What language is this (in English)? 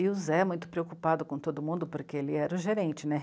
Portuguese